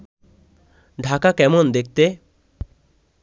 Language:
Bangla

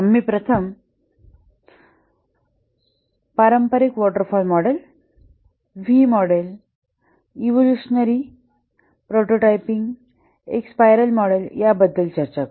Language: Marathi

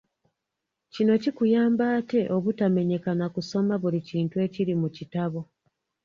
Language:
Ganda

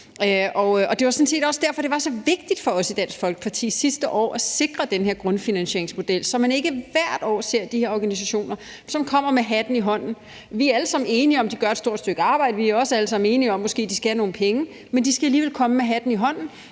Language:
Danish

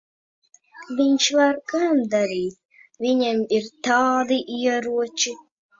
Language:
Latvian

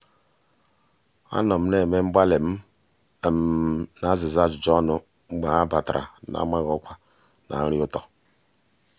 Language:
Igbo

